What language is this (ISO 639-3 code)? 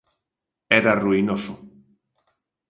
glg